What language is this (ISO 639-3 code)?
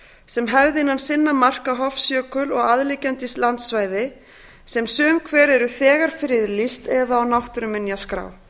isl